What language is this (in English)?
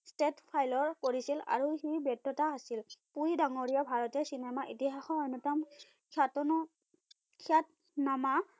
Assamese